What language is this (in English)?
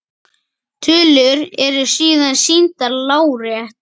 Icelandic